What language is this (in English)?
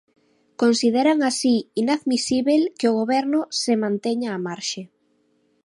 Galician